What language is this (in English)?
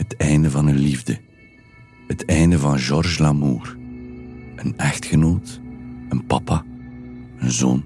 Dutch